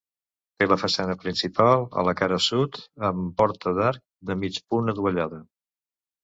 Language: Catalan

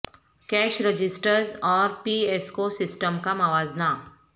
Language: Urdu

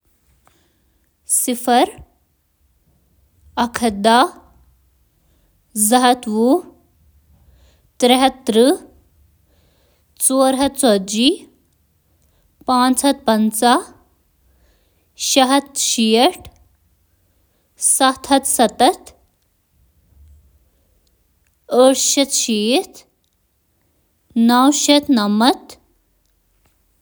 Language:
Kashmiri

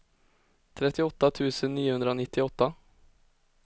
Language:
Swedish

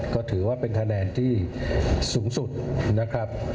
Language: Thai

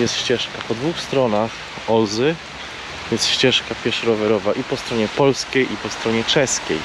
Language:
Polish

